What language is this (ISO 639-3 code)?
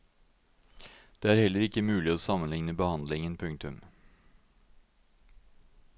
nor